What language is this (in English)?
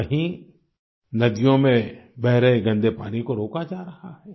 Hindi